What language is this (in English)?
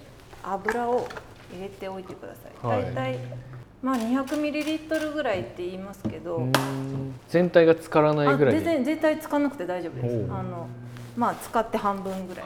Japanese